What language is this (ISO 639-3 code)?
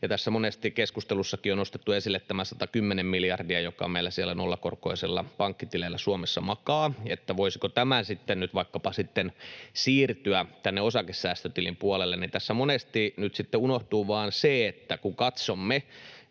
fin